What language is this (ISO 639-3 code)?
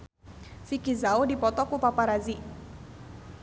sun